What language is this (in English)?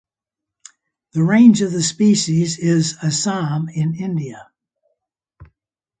English